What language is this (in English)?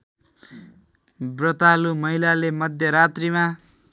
Nepali